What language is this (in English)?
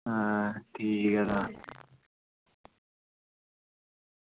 Dogri